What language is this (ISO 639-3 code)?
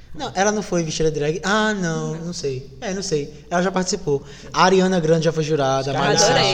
por